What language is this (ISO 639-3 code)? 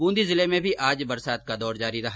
hin